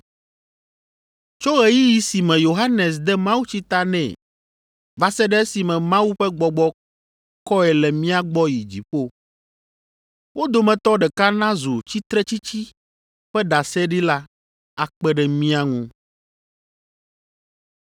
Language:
Ewe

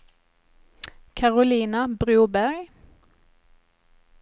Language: Swedish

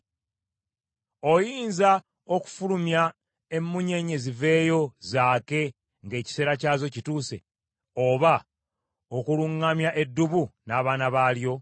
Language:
Ganda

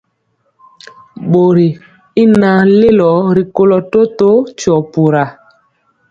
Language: Mpiemo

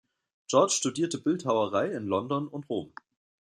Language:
German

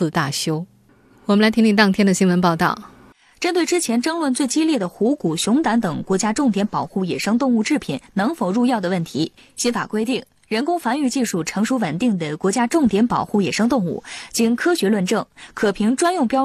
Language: Chinese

